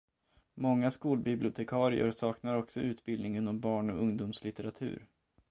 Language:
Swedish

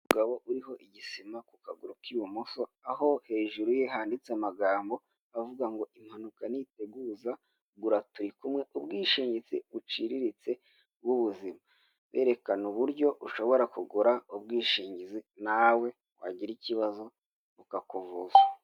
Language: Kinyarwanda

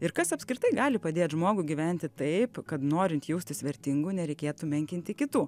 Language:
Lithuanian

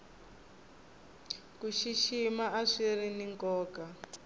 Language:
Tsonga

